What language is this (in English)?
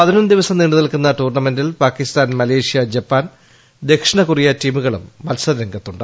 Malayalam